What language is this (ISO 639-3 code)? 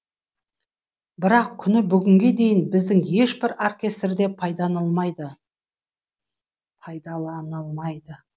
kaz